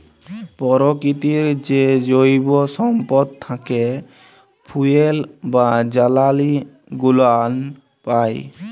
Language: Bangla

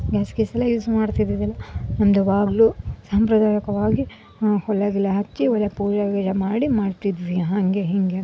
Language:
Kannada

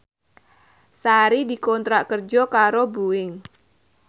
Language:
Javanese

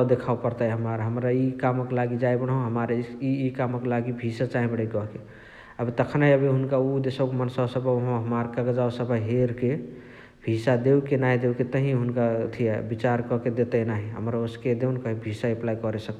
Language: Chitwania Tharu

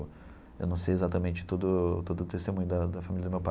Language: Portuguese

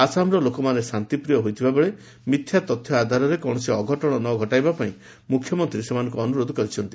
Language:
Odia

